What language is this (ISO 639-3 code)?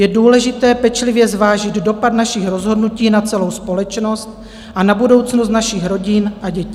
ces